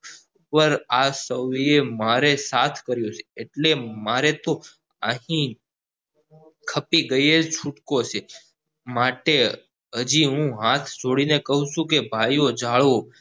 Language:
Gujarati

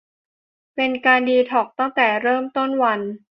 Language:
Thai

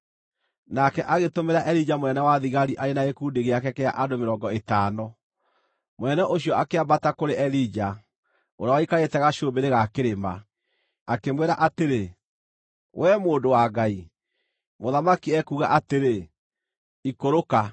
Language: Kikuyu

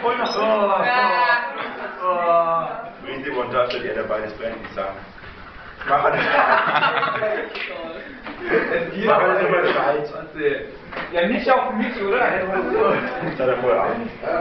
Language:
German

